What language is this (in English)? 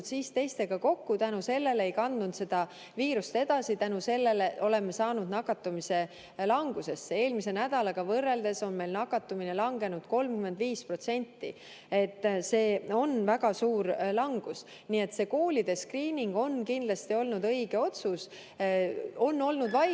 Estonian